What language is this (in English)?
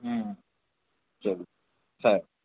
Urdu